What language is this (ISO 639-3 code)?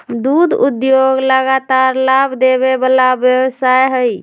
mag